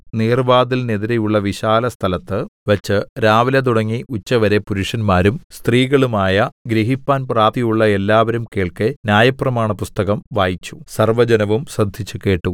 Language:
Malayalam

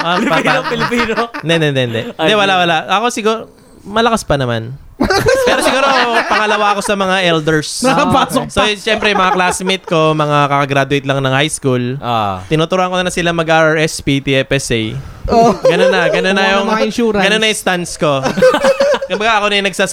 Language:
Filipino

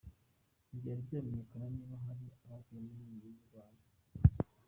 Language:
Kinyarwanda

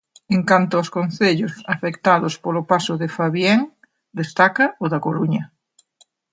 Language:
Galician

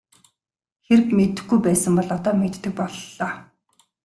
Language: Mongolian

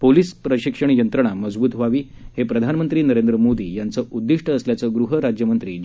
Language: Marathi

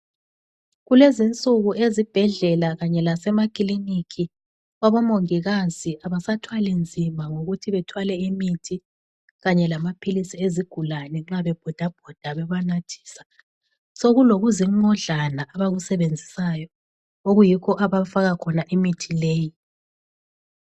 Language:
North Ndebele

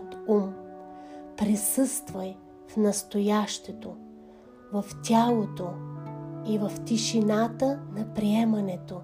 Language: Bulgarian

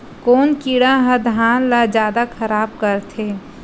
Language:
Chhattisgarhi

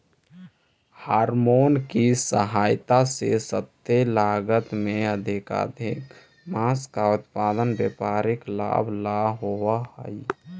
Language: Magahi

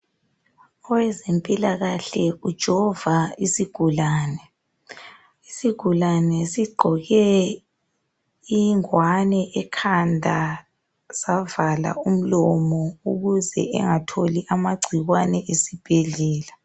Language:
North Ndebele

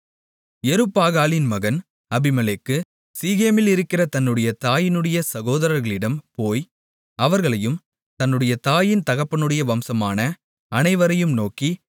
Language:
Tamil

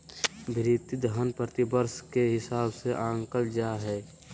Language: Magahi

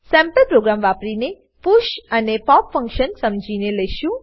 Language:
Gujarati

